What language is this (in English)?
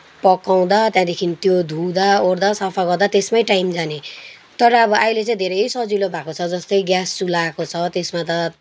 Nepali